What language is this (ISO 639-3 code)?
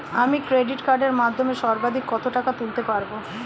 ben